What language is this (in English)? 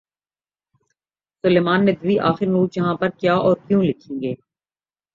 Urdu